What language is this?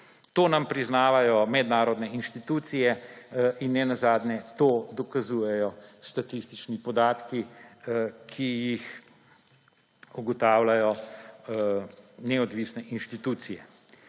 Slovenian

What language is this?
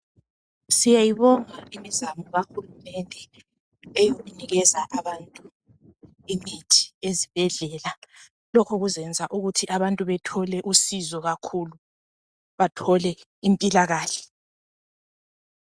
North Ndebele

